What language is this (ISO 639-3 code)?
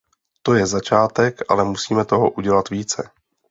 ces